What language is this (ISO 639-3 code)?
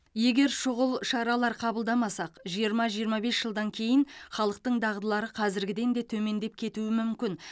kaz